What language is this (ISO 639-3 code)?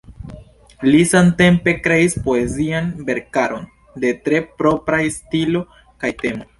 epo